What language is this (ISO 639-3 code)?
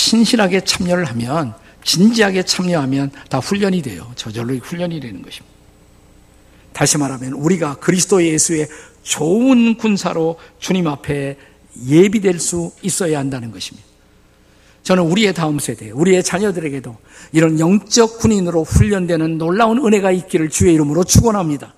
kor